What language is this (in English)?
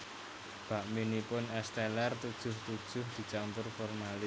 Javanese